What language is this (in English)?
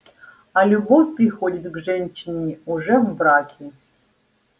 Russian